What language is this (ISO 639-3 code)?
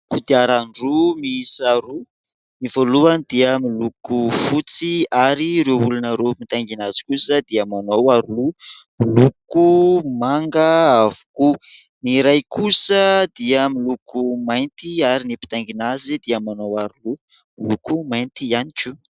mlg